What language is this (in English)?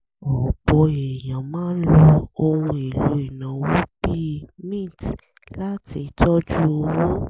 Yoruba